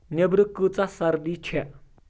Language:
Kashmiri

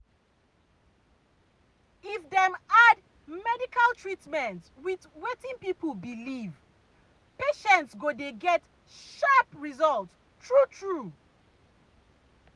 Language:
Nigerian Pidgin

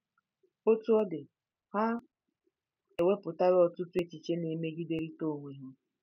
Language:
Igbo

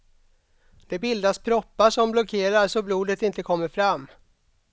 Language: Swedish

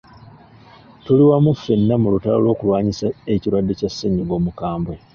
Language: Ganda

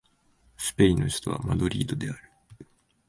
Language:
Japanese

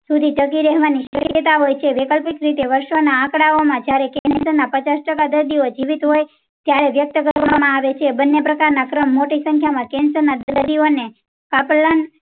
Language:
Gujarati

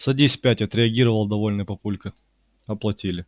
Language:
Russian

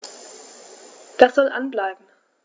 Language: German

